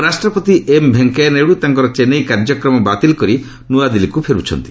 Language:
Odia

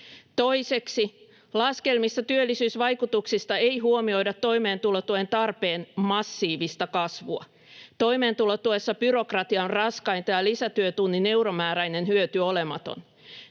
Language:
Finnish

